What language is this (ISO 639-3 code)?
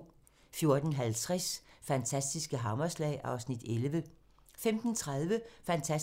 dan